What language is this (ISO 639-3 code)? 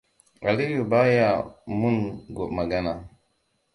hau